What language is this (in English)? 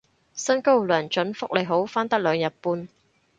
Cantonese